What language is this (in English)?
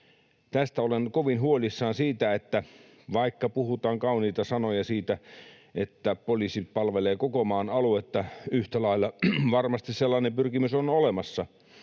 Finnish